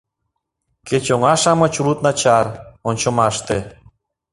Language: Mari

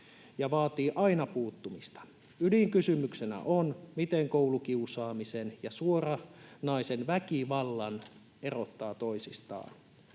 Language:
Finnish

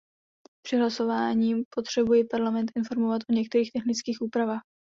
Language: Czech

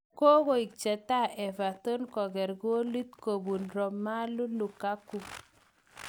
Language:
Kalenjin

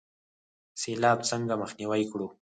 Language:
Pashto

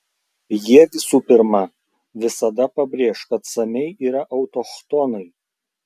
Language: Lithuanian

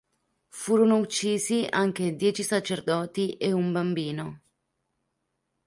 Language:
Italian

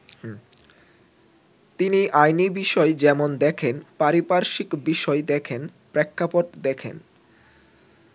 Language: Bangla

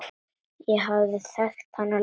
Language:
Icelandic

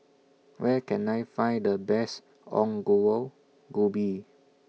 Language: English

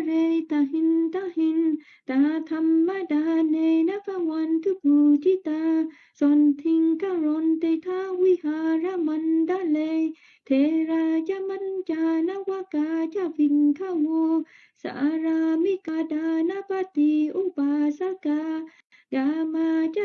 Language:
Vietnamese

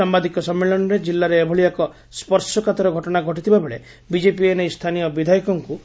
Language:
Odia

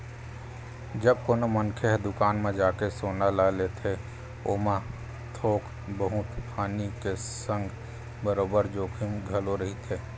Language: Chhattisgarhi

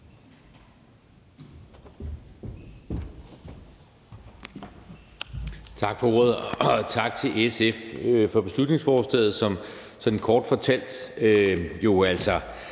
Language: Danish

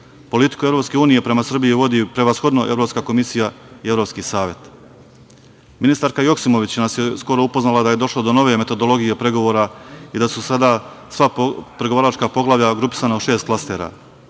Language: Serbian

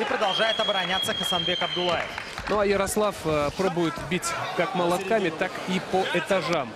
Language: Russian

